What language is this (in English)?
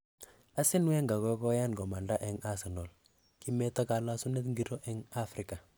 Kalenjin